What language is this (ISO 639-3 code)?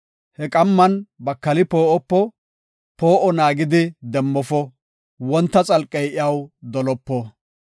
gof